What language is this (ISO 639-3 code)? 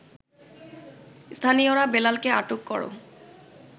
ben